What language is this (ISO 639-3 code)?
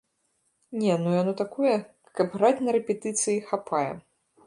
bel